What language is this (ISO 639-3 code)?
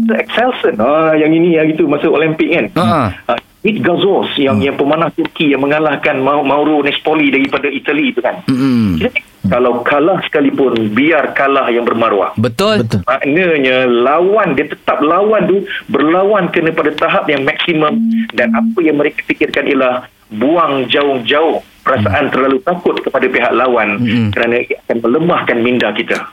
msa